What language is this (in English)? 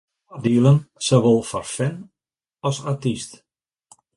Western Frisian